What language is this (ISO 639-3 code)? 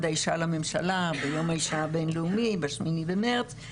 heb